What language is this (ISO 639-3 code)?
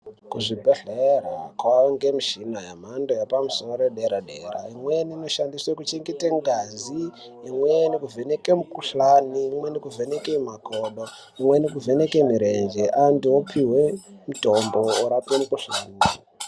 ndc